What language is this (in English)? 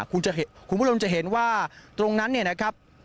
Thai